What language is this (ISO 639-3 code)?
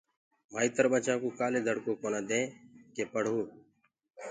ggg